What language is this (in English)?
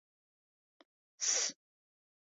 Bashkir